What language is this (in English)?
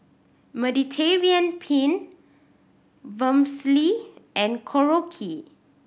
English